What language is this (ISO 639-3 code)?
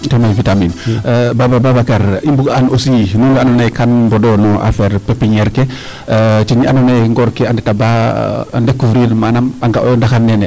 srr